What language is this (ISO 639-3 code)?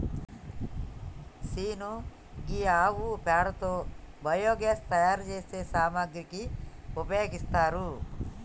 tel